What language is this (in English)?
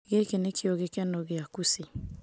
Kikuyu